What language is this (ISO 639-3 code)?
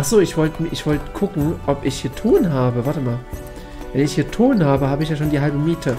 deu